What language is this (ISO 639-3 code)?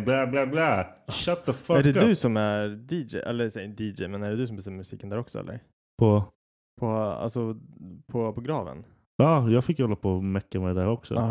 swe